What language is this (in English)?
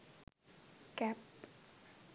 Sinhala